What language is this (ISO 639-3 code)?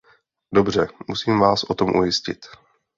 ces